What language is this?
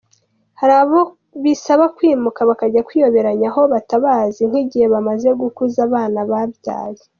Kinyarwanda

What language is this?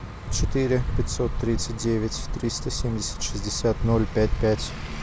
Russian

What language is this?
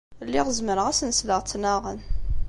Kabyle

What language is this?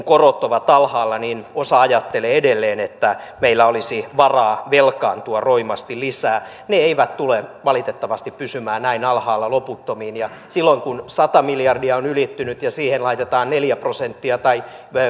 Finnish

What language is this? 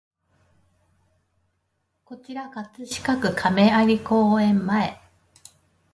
Japanese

